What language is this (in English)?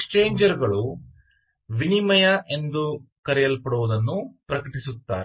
Kannada